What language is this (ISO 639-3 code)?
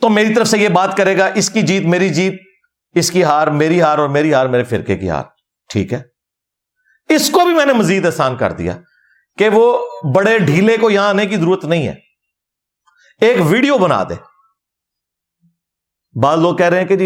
urd